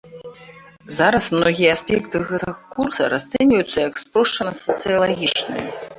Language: Belarusian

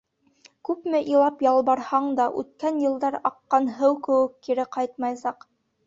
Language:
Bashkir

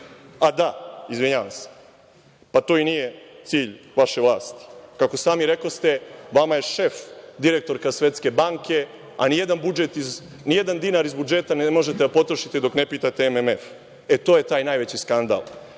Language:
Serbian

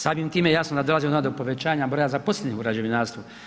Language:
Croatian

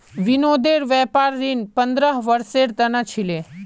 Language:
Magahi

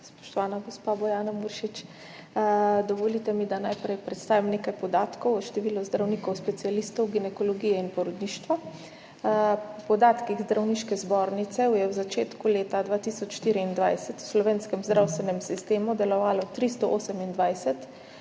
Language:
Slovenian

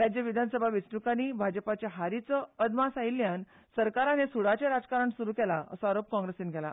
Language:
Konkani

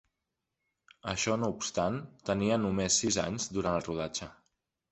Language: Catalan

